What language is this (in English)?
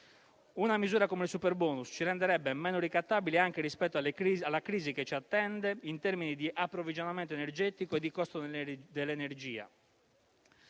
Italian